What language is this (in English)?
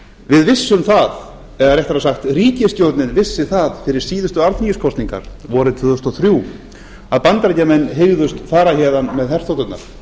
Icelandic